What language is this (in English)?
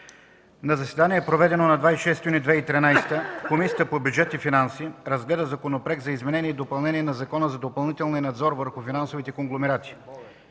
Bulgarian